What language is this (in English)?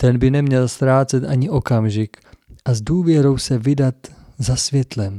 Czech